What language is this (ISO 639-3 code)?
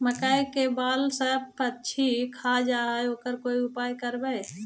mag